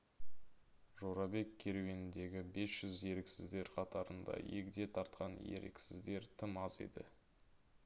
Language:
Kazakh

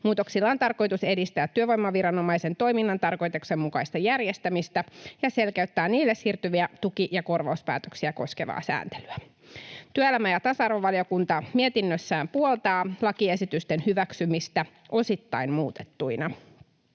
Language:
Finnish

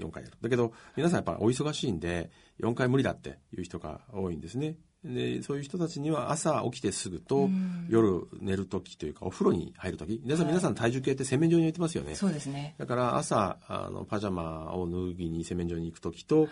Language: Japanese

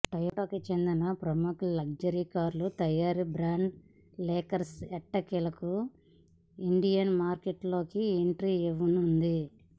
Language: Telugu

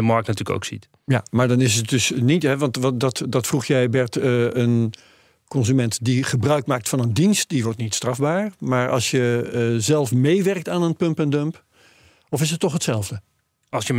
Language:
Dutch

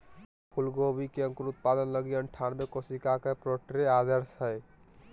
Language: Magahi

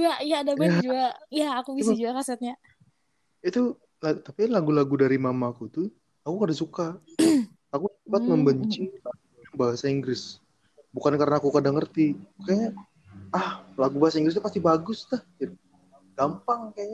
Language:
Indonesian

